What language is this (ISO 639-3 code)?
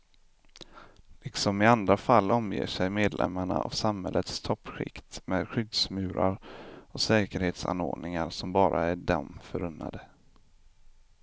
swe